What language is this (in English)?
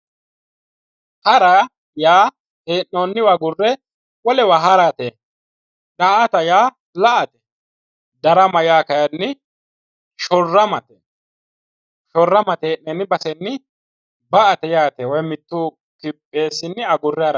Sidamo